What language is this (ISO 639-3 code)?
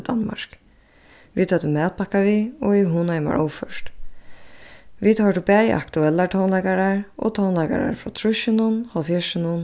fao